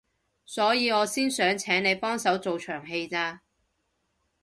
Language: Cantonese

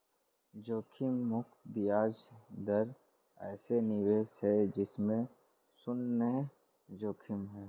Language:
Hindi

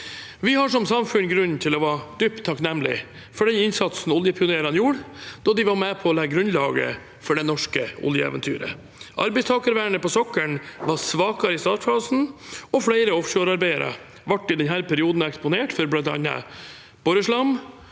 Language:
Norwegian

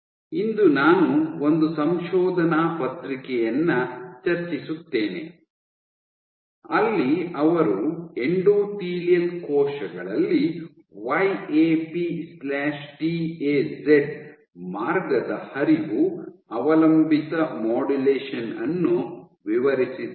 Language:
Kannada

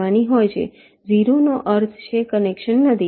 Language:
Gujarati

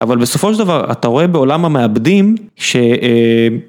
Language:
Hebrew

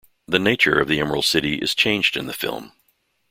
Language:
English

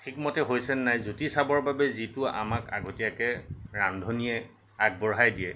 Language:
Assamese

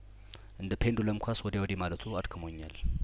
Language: Amharic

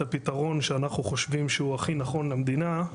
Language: Hebrew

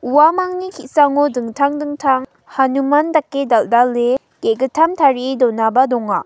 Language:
Garo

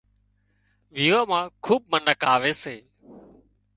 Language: Wadiyara Koli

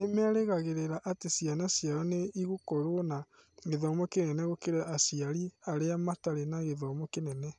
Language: Kikuyu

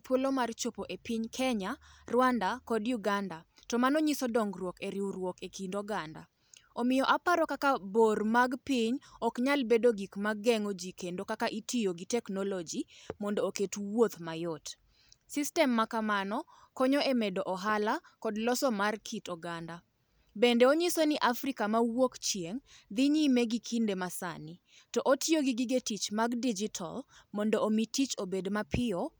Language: Luo (Kenya and Tanzania)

